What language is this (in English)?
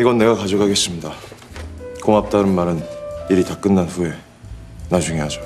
Korean